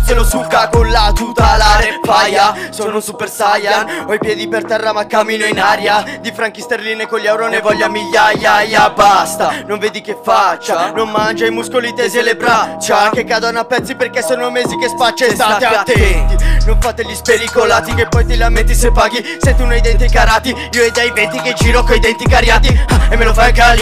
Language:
Italian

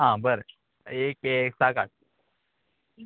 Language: Konkani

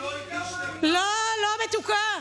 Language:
Hebrew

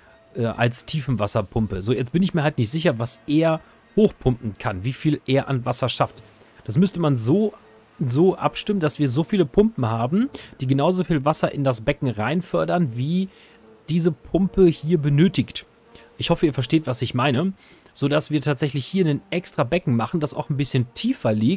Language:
German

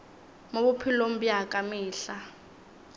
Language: Northern Sotho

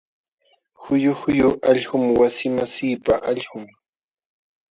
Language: Jauja Wanca Quechua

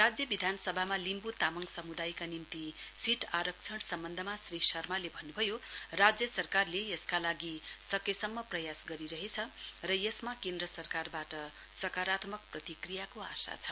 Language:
Nepali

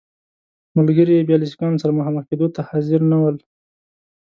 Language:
Pashto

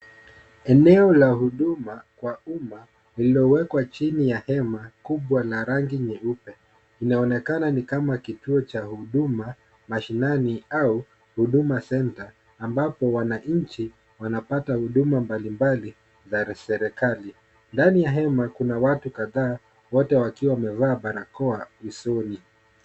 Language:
Swahili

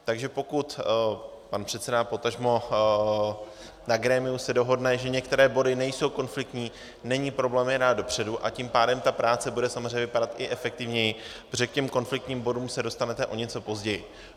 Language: Czech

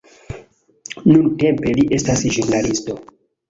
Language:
Esperanto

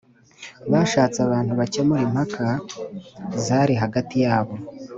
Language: Kinyarwanda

